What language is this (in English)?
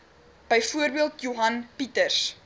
Afrikaans